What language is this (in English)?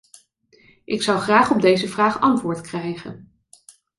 Dutch